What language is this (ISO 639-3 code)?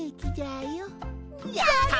jpn